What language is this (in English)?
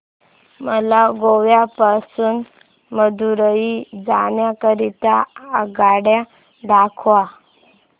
Marathi